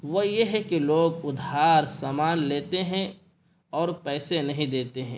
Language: Urdu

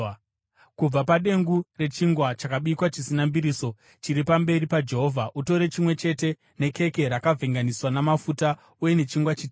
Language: Shona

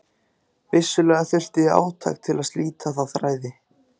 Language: Icelandic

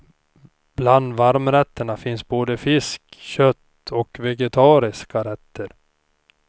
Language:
Swedish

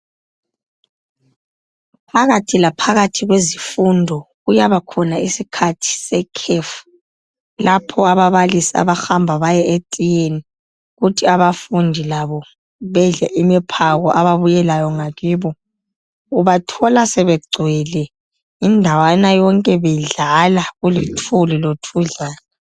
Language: North Ndebele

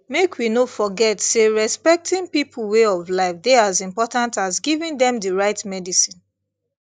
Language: Nigerian Pidgin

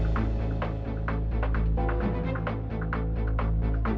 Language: Indonesian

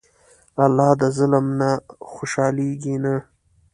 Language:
Pashto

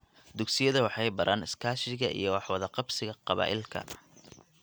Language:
Somali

